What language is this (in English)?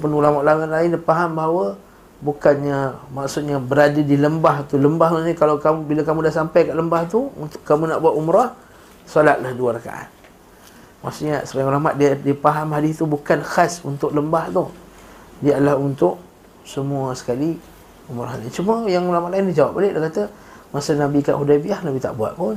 Malay